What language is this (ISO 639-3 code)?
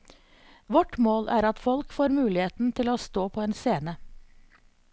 nor